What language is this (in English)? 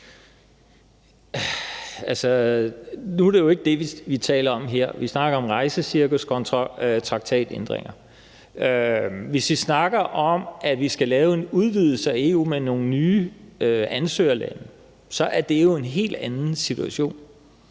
Danish